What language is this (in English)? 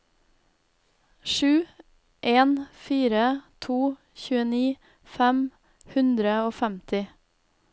Norwegian